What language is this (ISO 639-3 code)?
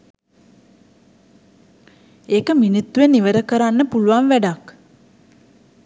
sin